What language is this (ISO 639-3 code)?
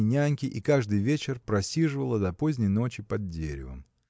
rus